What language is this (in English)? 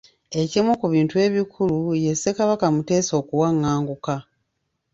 Ganda